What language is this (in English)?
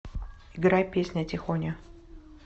Russian